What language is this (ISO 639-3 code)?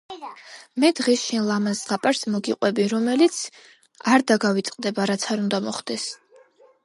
kat